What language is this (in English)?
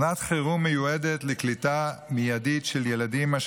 Hebrew